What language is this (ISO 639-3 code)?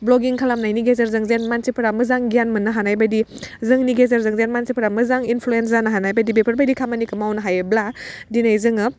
brx